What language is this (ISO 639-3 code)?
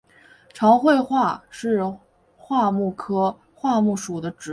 zho